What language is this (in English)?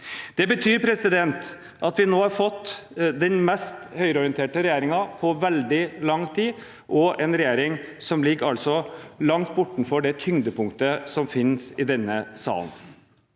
Norwegian